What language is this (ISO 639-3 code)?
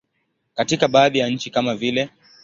swa